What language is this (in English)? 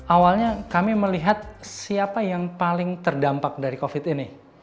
Indonesian